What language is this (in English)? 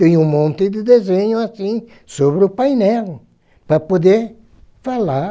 Portuguese